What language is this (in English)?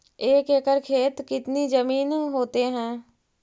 Magahi